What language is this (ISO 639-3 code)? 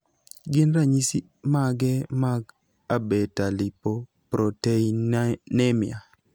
luo